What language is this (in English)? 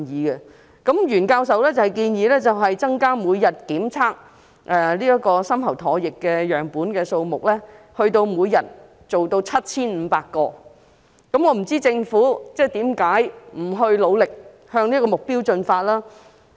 Cantonese